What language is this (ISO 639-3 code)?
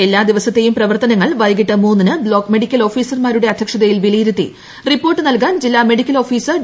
mal